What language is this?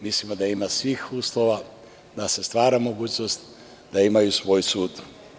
Serbian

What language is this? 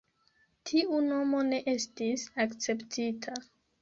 Esperanto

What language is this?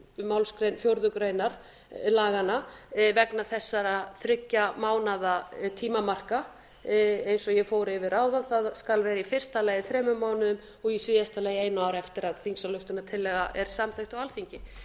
Icelandic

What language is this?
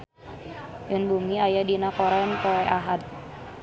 Sundanese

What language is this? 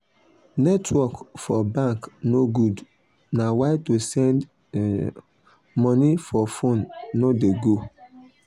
Nigerian Pidgin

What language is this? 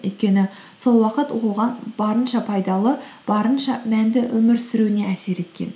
Kazakh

